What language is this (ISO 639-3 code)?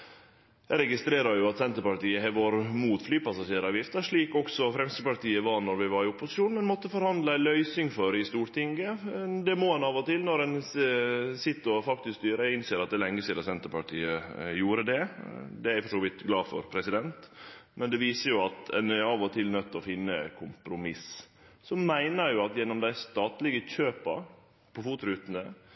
nno